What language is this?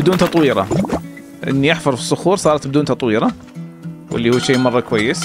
Arabic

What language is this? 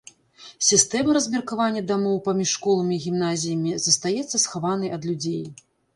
Belarusian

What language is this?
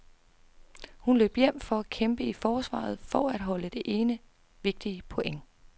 Danish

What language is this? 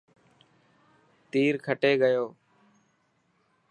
Dhatki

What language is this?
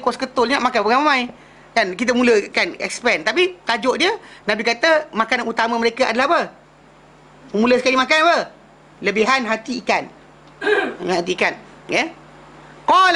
Malay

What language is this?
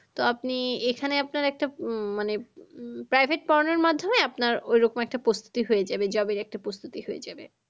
Bangla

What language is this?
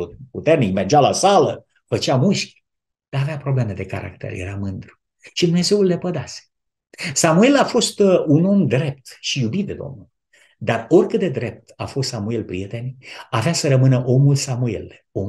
Romanian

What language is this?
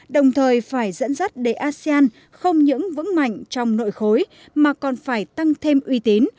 Vietnamese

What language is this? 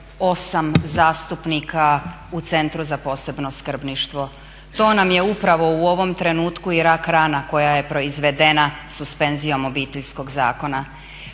Croatian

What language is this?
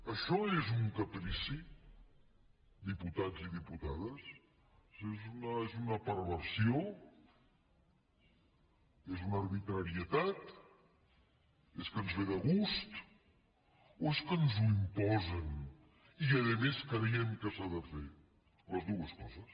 Catalan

